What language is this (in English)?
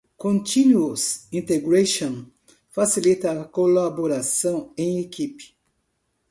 Portuguese